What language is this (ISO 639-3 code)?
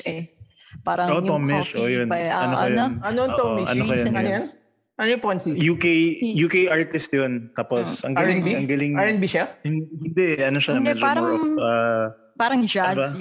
fil